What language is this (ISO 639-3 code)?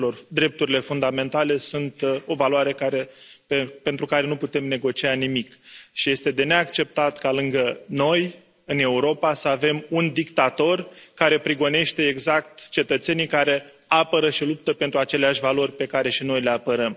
ron